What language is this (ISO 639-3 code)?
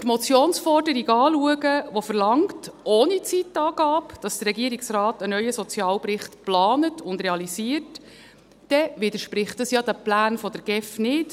gsw